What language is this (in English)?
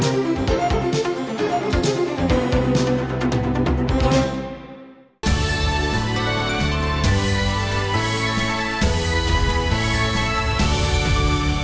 Vietnamese